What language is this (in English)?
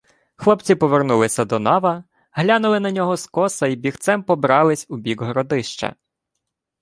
Ukrainian